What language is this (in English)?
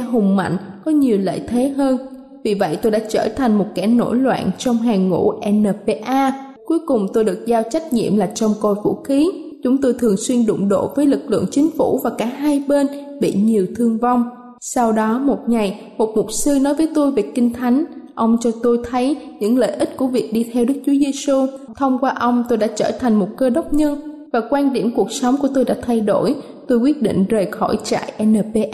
Vietnamese